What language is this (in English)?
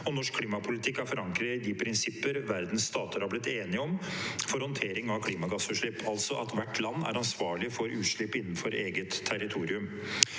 Norwegian